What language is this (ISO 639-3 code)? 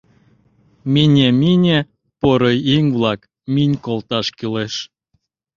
chm